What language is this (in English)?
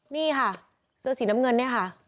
Thai